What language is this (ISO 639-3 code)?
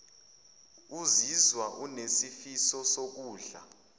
zul